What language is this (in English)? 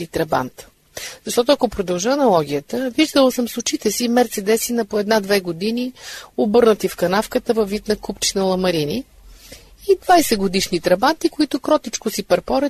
Bulgarian